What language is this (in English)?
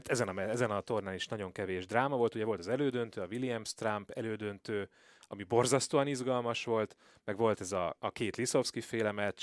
Hungarian